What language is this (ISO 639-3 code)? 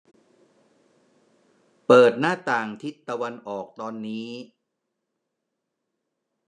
tha